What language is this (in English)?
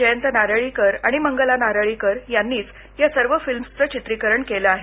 Marathi